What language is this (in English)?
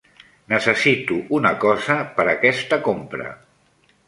Catalan